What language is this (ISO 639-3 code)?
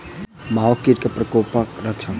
mai